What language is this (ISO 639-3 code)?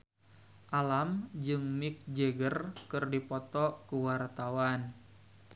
sun